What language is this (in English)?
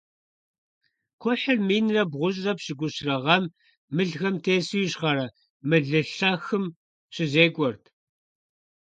Kabardian